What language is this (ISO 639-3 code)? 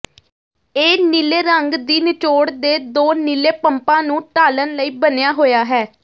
pan